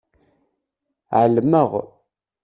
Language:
Kabyle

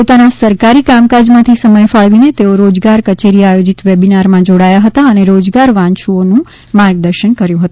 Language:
Gujarati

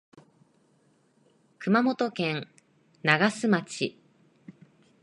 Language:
Japanese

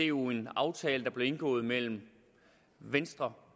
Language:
Danish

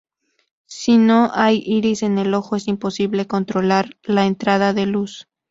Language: Spanish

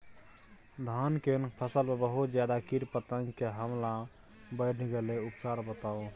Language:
Maithili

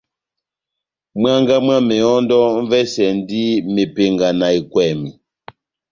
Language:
Batanga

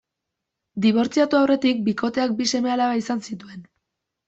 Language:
Basque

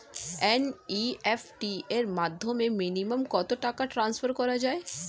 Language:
Bangla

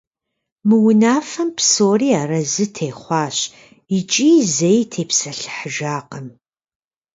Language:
Kabardian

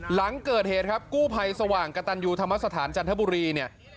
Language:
Thai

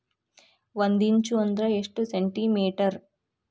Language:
Kannada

